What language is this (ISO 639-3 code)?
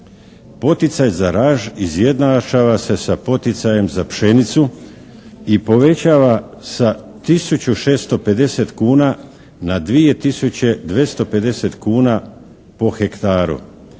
hrv